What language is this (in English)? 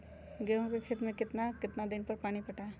Magahi